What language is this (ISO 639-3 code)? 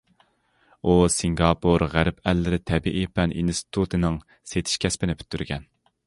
uig